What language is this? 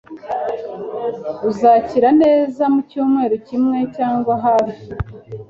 Kinyarwanda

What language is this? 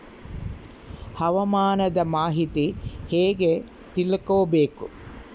Kannada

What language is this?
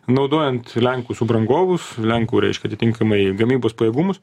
Lithuanian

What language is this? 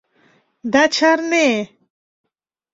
Mari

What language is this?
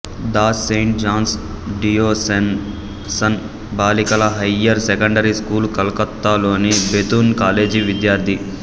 Telugu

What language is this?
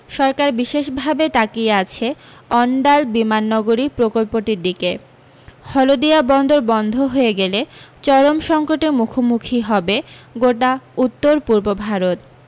Bangla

